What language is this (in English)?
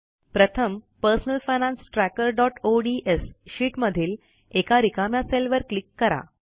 Marathi